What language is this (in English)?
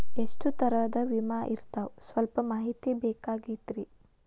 Kannada